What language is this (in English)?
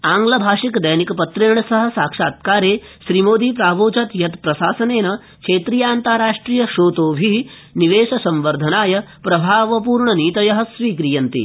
Sanskrit